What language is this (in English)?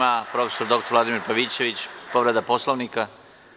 Serbian